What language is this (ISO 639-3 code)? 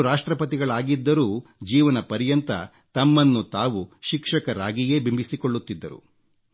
kan